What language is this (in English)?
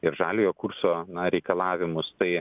Lithuanian